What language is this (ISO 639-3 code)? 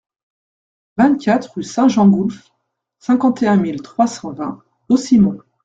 fra